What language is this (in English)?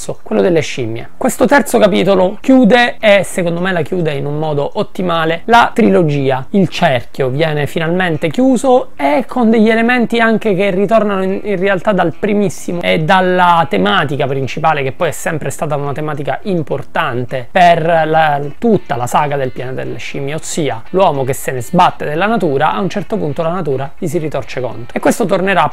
Italian